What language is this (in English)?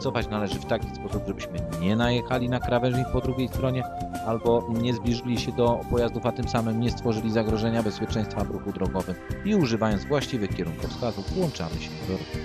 Polish